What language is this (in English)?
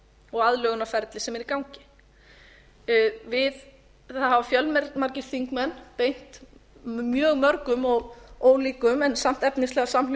Icelandic